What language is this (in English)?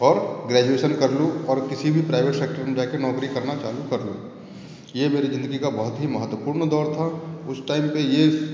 Hindi